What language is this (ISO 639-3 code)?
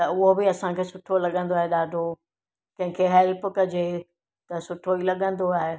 snd